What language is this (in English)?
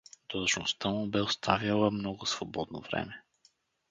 Bulgarian